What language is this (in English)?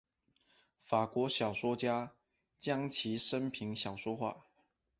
Chinese